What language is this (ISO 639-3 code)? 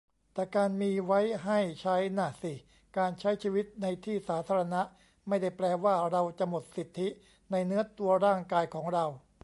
tha